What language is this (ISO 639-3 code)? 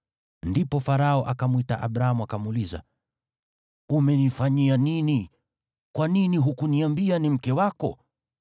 swa